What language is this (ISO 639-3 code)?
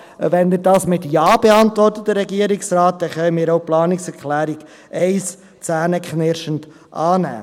gsw